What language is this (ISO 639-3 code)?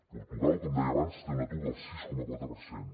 cat